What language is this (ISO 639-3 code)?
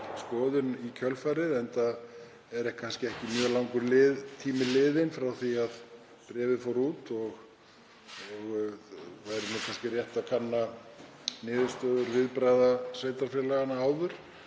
isl